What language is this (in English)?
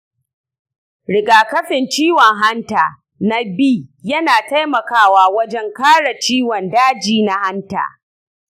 Hausa